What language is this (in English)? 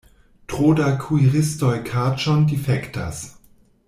Esperanto